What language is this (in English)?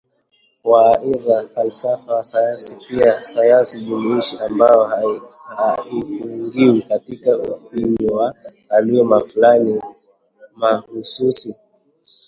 Swahili